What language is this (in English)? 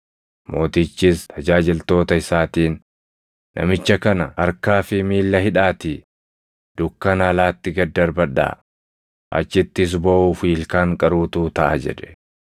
Oromo